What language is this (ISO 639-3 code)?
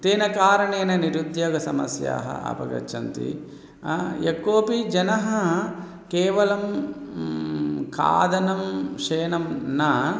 san